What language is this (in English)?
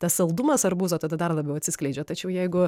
Lithuanian